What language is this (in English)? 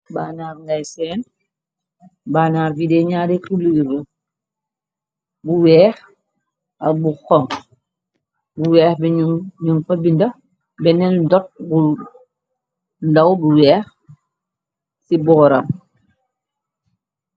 Wolof